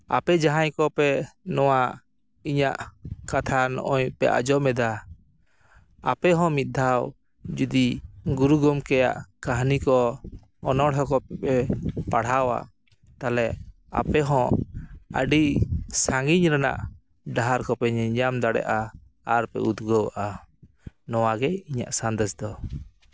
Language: Santali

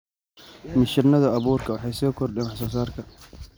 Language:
Somali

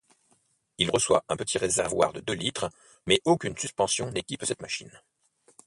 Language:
French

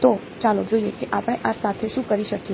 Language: Gujarati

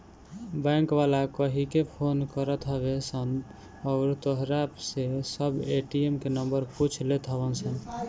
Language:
Bhojpuri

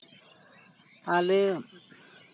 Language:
Santali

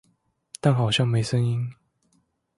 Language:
Chinese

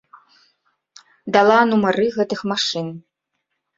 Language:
Belarusian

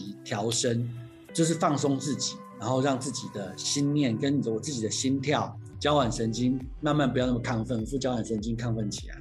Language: Chinese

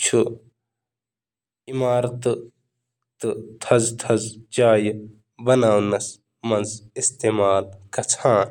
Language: Kashmiri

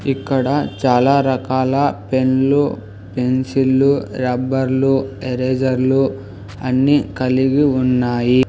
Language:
Telugu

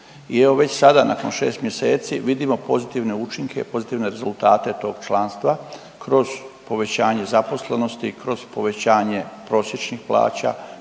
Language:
Croatian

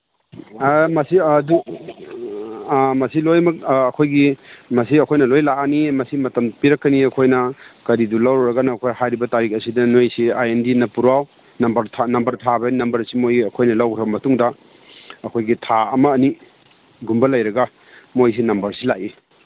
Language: Manipuri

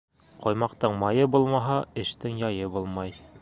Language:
Bashkir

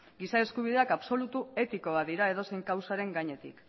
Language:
Basque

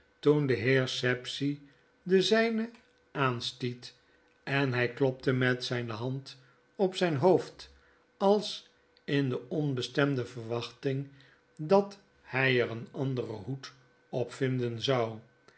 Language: Dutch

